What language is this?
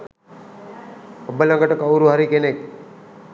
Sinhala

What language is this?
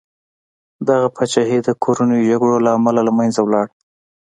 Pashto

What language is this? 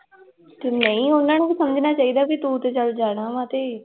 Punjabi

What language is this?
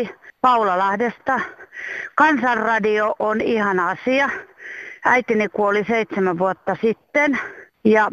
Finnish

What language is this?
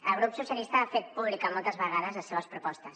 Catalan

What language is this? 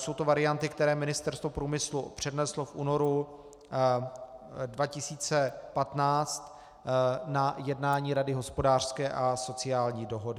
Czech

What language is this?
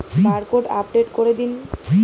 Bangla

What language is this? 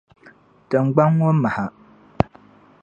Dagbani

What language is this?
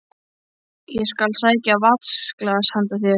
Icelandic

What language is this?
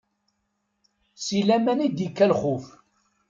Kabyle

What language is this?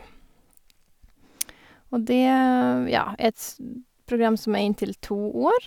Norwegian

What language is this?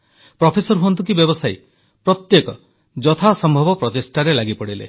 Odia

